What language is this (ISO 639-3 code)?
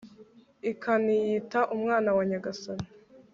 kin